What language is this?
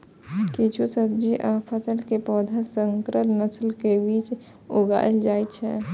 Maithili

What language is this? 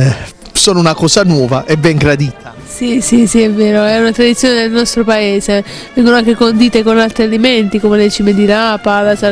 Italian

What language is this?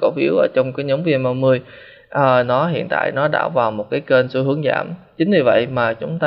Vietnamese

